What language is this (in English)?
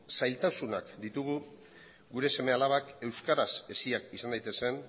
Basque